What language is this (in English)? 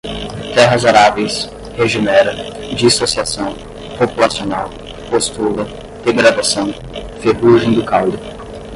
Portuguese